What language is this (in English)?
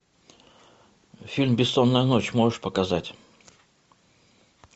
Russian